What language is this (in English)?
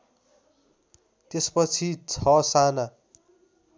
Nepali